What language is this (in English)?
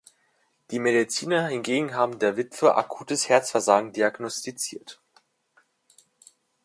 German